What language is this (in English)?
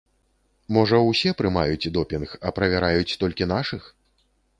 Belarusian